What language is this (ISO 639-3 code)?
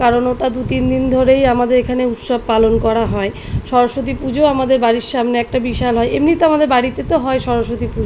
ben